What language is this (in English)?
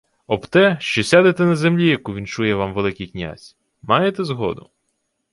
Ukrainian